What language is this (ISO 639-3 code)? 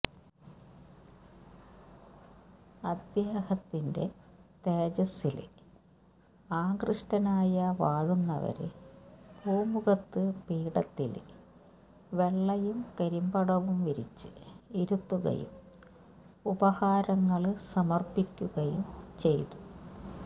mal